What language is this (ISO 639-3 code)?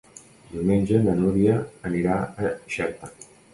cat